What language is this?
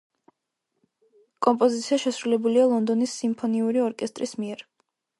Georgian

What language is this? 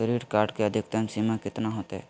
Magahi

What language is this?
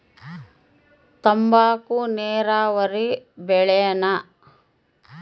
Kannada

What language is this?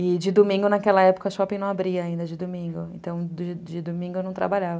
Portuguese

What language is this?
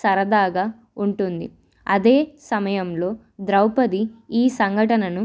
Telugu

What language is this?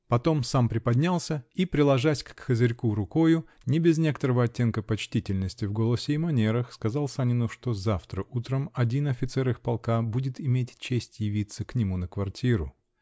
Russian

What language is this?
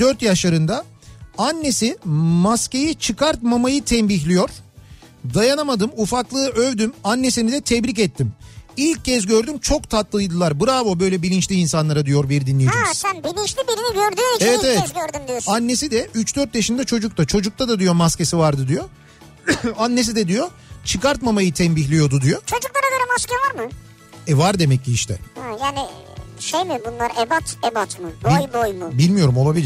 Turkish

